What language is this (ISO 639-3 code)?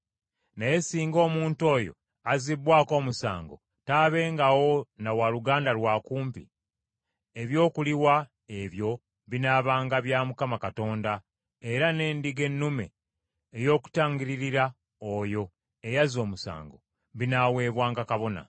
lug